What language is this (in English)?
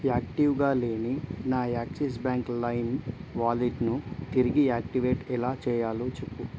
Telugu